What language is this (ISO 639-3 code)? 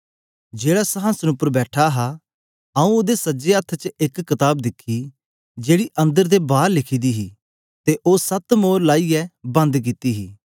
doi